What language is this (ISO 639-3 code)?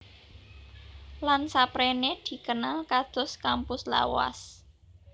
jav